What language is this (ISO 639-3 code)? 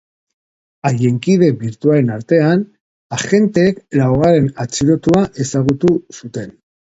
eus